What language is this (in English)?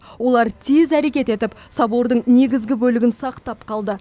Kazakh